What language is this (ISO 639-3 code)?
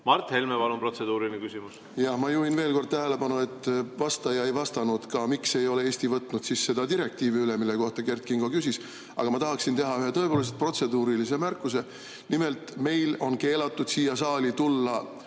est